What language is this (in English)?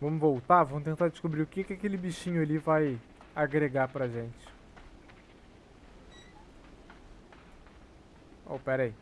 Portuguese